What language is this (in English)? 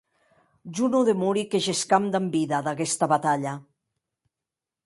Occitan